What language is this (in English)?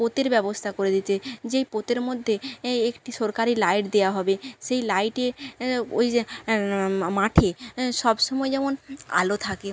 Bangla